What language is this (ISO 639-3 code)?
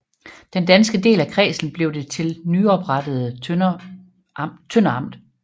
dan